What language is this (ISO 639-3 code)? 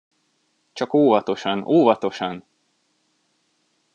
hun